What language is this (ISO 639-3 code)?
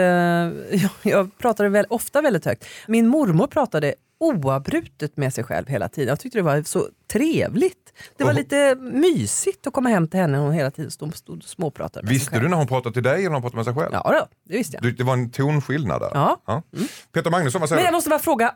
swe